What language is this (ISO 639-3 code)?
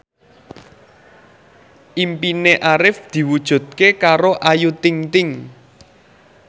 jav